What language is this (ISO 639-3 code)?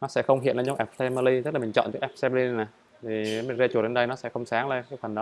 vie